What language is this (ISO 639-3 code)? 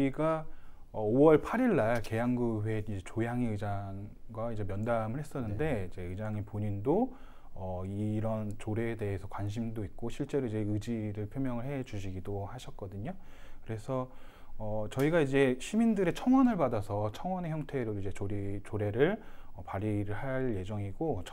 kor